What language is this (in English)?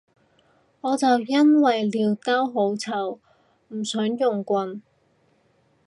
Cantonese